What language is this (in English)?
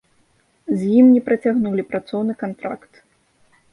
Belarusian